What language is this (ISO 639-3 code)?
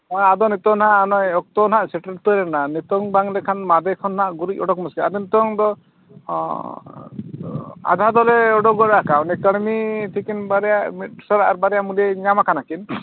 sat